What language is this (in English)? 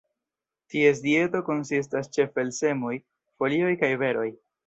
Esperanto